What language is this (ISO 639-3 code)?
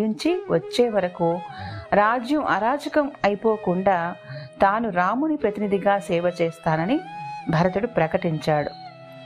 tel